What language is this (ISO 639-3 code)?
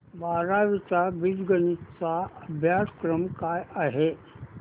mar